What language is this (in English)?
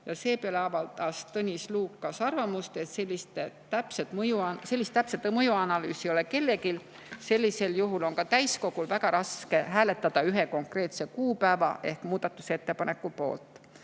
Estonian